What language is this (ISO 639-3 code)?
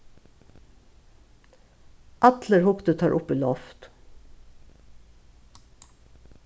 fao